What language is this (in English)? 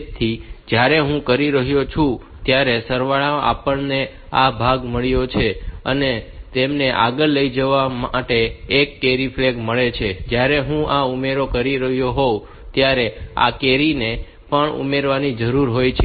Gujarati